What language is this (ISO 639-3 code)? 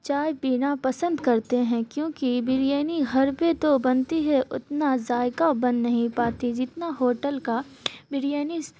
urd